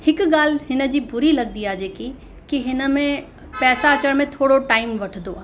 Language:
Sindhi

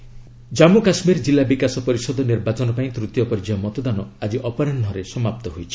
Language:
Odia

